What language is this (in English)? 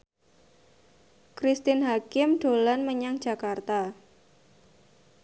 Javanese